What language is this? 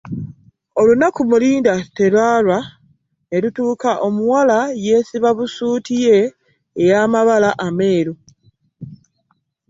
Ganda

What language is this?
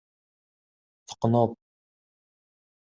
Kabyle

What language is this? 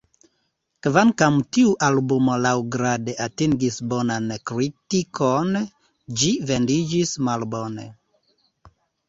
Esperanto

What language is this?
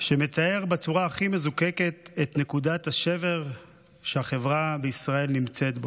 Hebrew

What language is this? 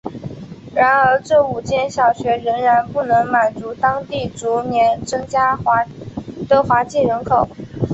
Chinese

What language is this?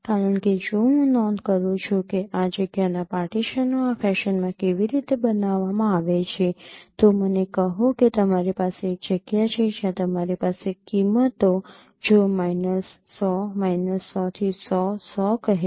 Gujarati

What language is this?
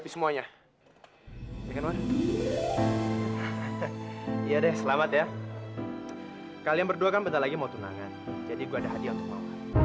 Indonesian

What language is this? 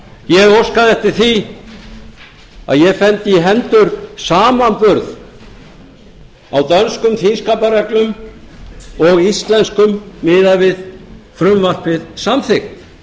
Icelandic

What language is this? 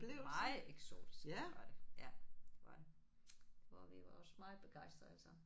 Danish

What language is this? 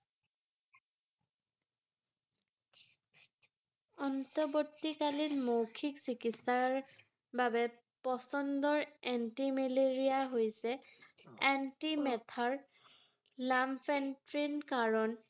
Assamese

